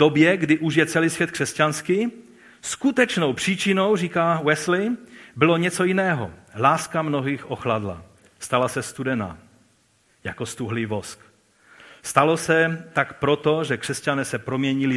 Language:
Czech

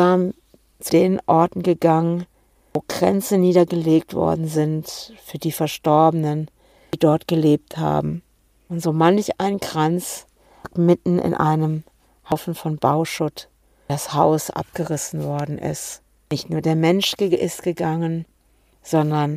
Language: German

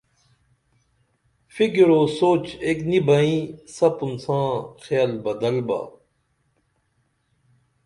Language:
Dameli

